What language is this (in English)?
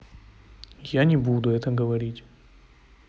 Russian